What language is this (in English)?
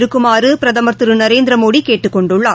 Tamil